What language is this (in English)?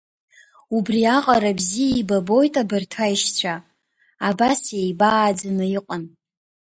Abkhazian